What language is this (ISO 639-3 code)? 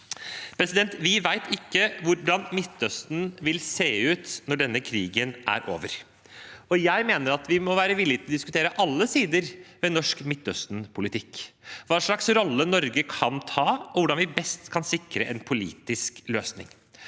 nor